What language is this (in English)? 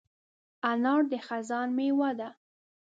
Pashto